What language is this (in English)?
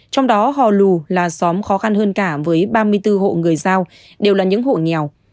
Vietnamese